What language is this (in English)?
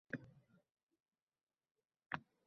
Uzbek